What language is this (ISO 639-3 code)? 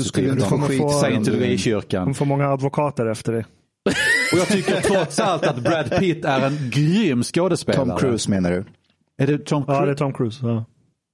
swe